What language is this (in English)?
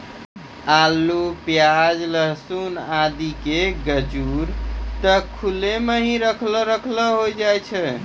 Maithili